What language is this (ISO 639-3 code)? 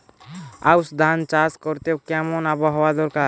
ben